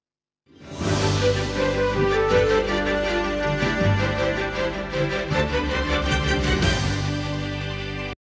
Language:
Ukrainian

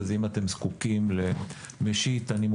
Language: Hebrew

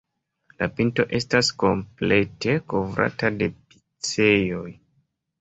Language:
Esperanto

